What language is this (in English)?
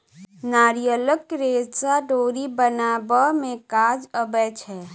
Maithili